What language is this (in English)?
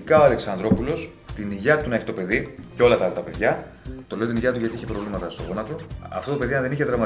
Greek